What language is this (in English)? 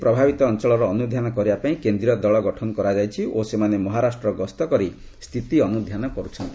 Odia